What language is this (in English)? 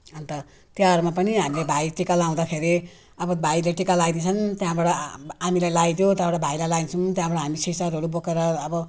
Nepali